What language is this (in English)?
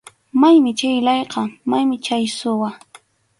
Arequipa-La Unión Quechua